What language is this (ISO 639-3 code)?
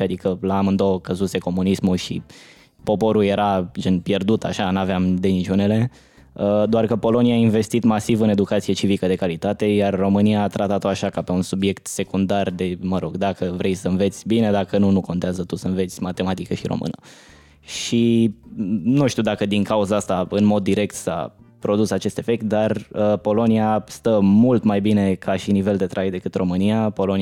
ron